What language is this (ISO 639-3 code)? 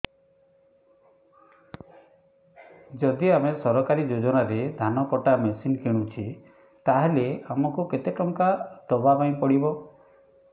ori